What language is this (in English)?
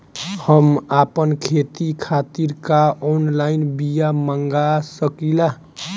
Bhojpuri